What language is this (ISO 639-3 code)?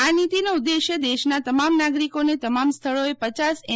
guj